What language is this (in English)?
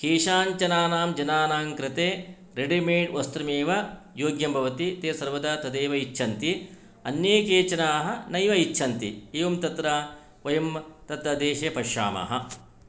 Sanskrit